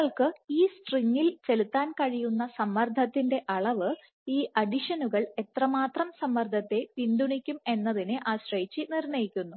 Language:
Malayalam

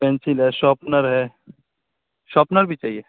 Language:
Urdu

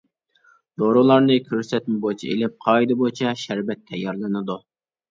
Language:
Uyghur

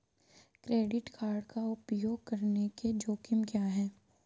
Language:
Hindi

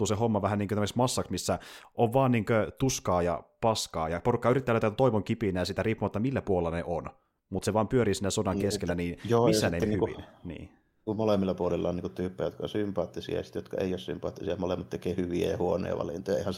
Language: Finnish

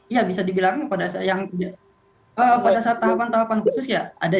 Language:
Indonesian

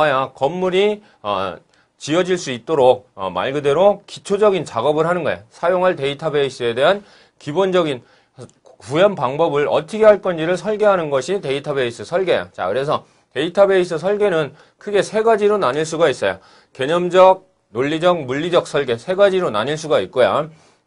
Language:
Korean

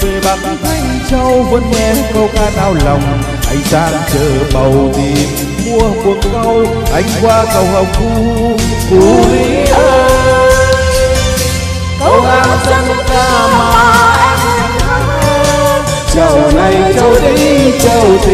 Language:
Vietnamese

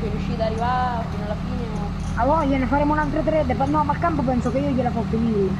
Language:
Italian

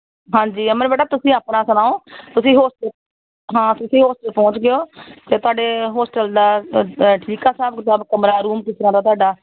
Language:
Punjabi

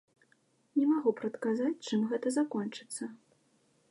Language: Belarusian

